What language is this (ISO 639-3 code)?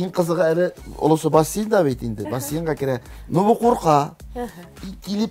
tur